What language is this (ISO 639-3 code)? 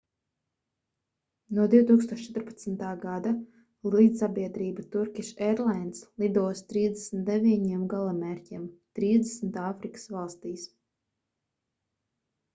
lav